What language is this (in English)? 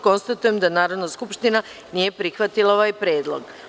Serbian